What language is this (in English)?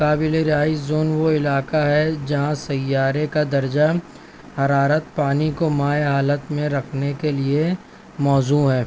Urdu